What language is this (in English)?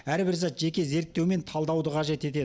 Kazakh